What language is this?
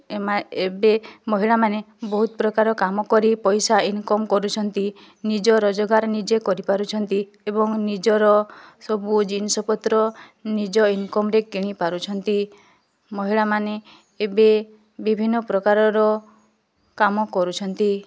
Odia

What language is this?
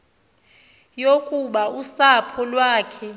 Xhosa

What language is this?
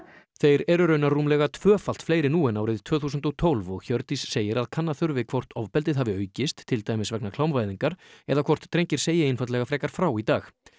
Icelandic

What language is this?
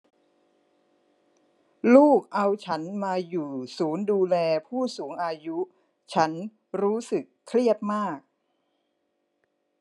Thai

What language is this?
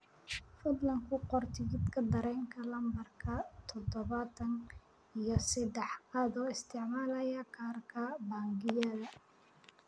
Somali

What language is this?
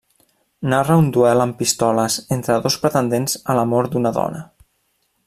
Catalan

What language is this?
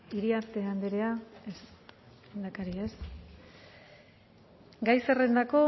Basque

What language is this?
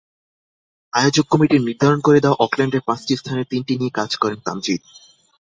Bangla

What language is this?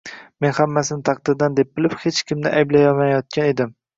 Uzbek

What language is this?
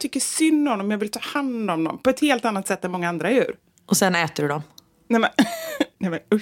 Swedish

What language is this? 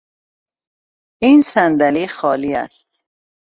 Persian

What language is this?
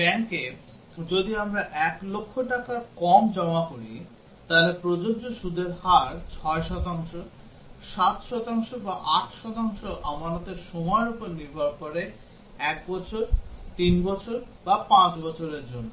Bangla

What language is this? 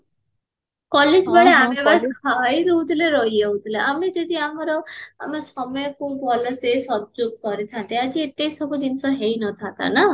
Odia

